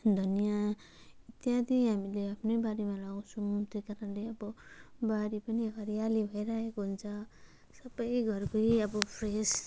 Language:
Nepali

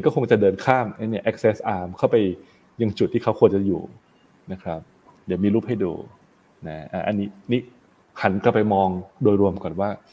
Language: Thai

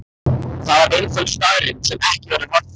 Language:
Icelandic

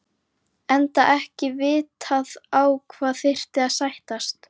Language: Icelandic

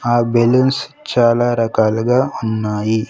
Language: Telugu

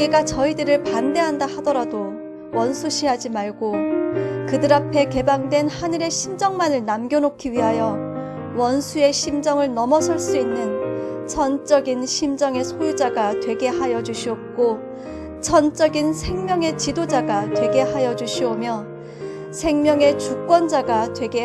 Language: Korean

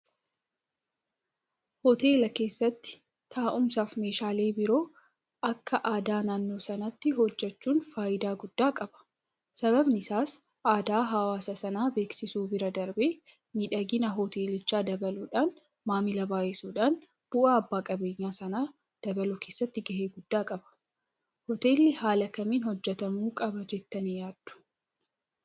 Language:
Oromo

